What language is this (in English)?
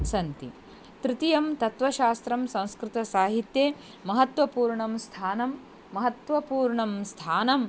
Sanskrit